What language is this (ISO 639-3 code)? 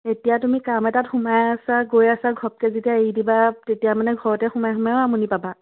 asm